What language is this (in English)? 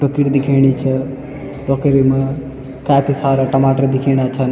Garhwali